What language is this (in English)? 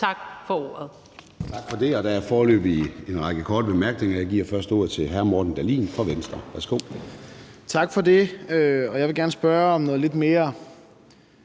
Danish